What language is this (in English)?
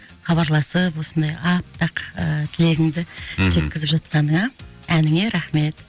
Kazakh